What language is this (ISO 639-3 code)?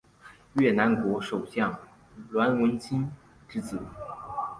zho